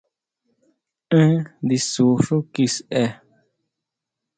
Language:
Huautla Mazatec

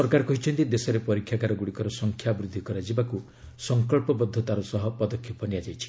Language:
Odia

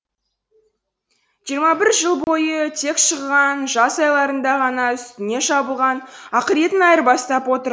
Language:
Kazakh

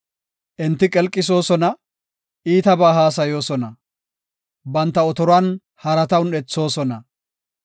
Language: Gofa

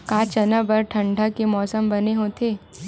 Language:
Chhattisgarhi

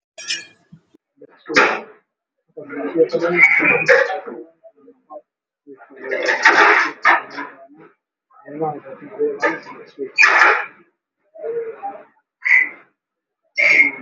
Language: Somali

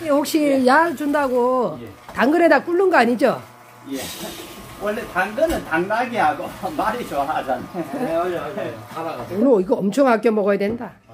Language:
Korean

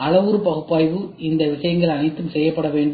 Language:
Tamil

